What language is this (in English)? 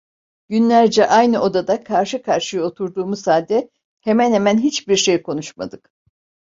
Turkish